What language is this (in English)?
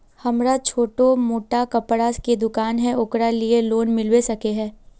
Magahi